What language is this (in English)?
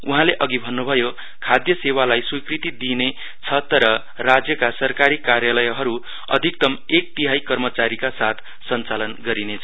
Nepali